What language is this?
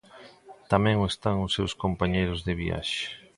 Galician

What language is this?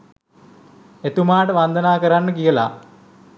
Sinhala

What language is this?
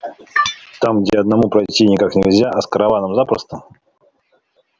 Russian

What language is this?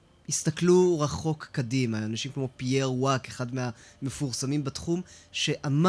Hebrew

